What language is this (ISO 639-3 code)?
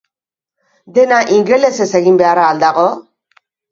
eus